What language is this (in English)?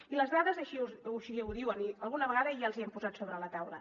Catalan